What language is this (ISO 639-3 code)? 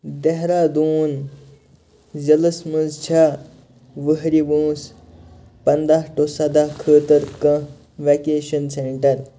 kas